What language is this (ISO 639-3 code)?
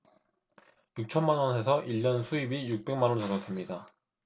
kor